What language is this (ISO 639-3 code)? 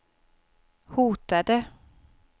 swe